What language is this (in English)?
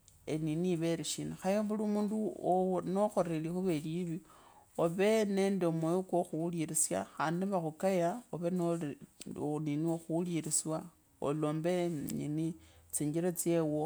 Kabras